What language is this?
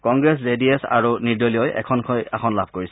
Assamese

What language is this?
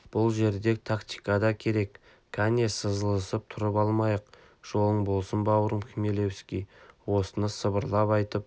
Kazakh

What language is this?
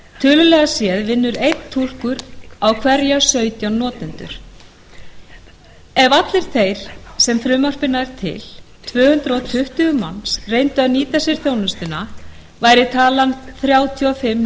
Icelandic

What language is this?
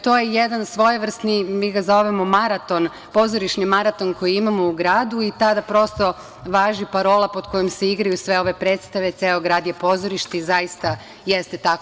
Serbian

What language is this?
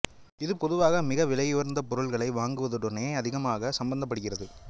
Tamil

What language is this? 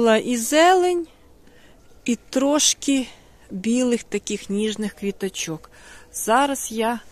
Ukrainian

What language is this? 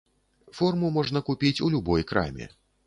Belarusian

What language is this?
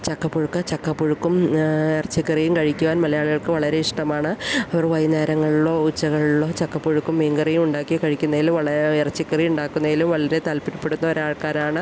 Malayalam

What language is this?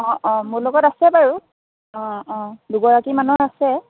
Assamese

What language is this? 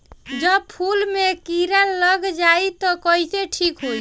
Bhojpuri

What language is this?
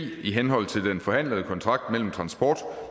Danish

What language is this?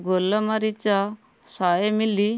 Odia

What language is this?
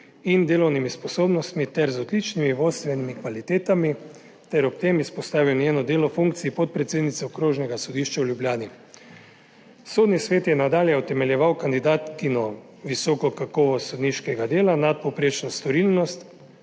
Slovenian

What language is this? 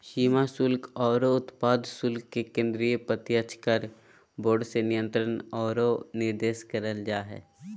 Magahi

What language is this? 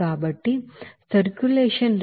Telugu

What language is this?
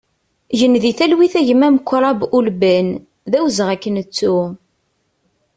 Kabyle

